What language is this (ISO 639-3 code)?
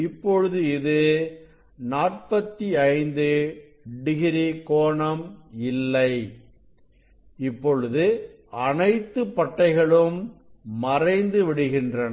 tam